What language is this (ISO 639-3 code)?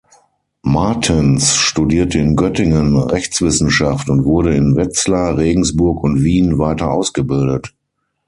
deu